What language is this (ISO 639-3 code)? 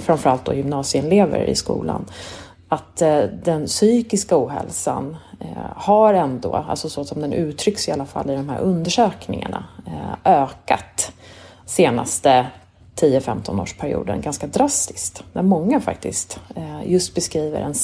swe